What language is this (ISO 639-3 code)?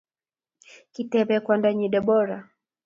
kln